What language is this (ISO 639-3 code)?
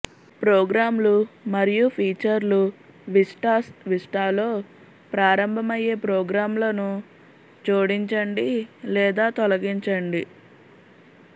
tel